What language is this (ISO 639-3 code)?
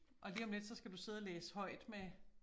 dan